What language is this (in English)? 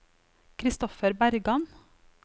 Norwegian